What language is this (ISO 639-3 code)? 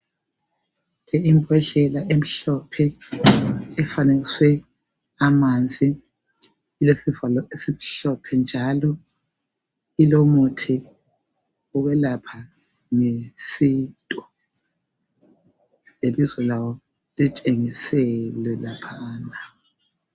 nde